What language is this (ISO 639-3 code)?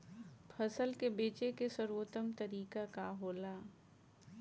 bho